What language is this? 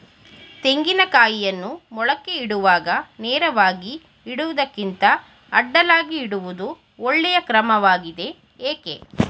Kannada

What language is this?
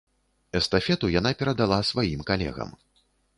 Belarusian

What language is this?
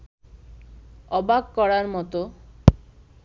Bangla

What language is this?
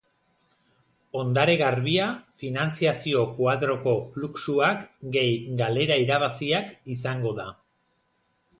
Basque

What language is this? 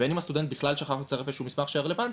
Hebrew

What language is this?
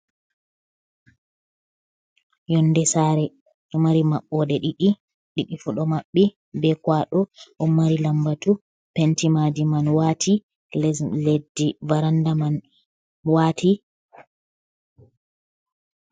Fula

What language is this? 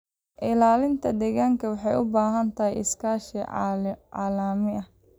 Somali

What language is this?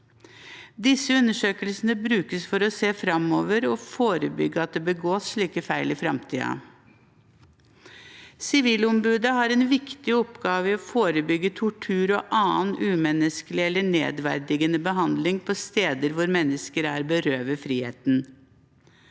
Norwegian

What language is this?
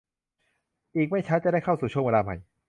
Thai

